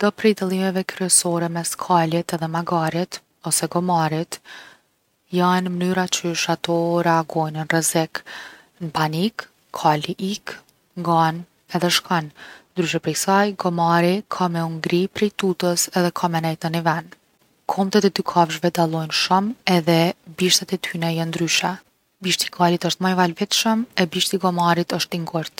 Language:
Gheg Albanian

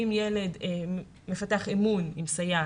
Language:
Hebrew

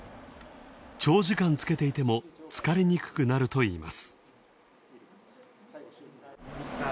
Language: Japanese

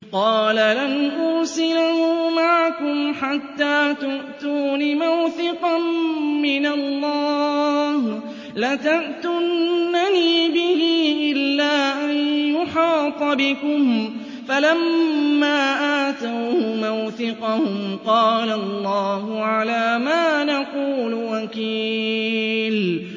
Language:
Arabic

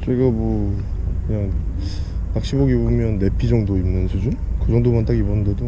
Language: Korean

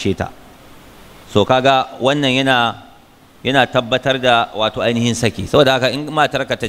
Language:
Arabic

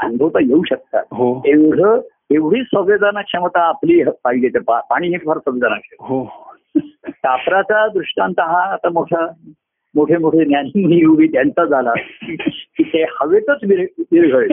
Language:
Marathi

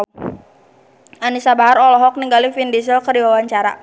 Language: Sundanese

